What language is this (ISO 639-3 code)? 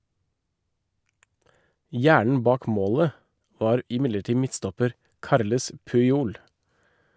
nor